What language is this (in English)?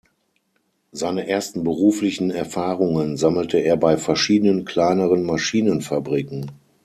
German